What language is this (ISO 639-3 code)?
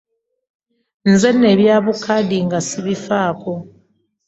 lug